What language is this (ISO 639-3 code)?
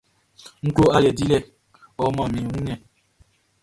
bci